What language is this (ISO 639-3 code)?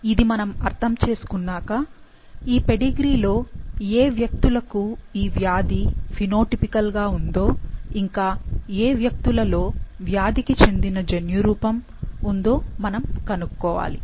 tel